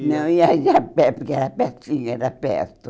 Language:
Portuguese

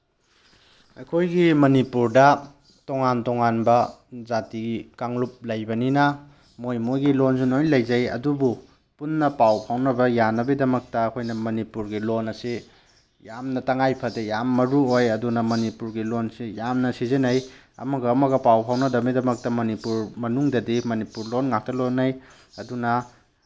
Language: Manipuri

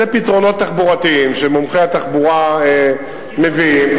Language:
Hebrew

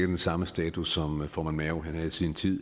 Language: Danish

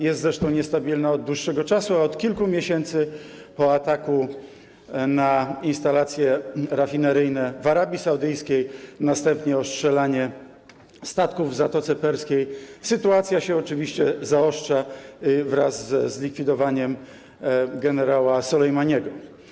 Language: Polish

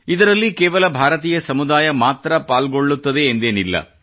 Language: Kannada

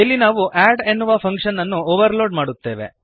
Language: Kannada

